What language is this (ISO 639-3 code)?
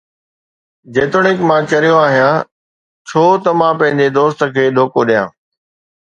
snd